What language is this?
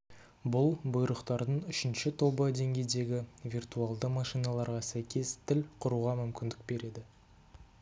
Kazakh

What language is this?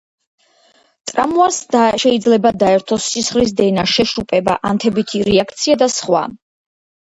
Georgian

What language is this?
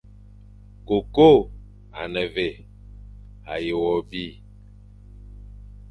Fang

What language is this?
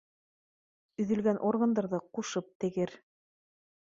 Bashkir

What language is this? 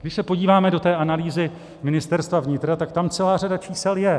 Czech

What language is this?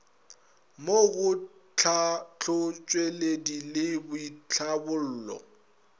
Northern Sotho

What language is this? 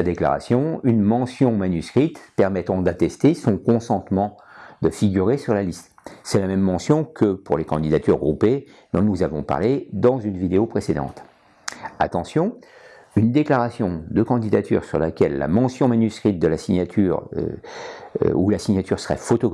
French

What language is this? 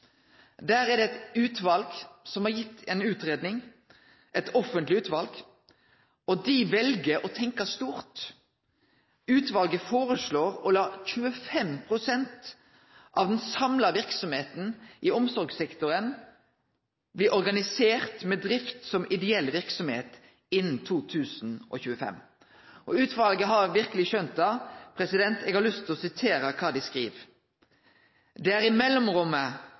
Norwegian Nynorsk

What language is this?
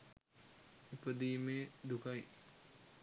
Sinhala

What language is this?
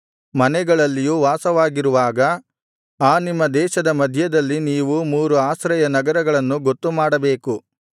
Kannada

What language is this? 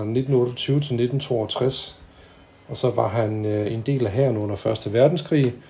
Danish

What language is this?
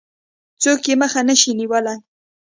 Pashto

